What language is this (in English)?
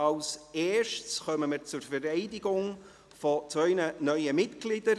Swiss German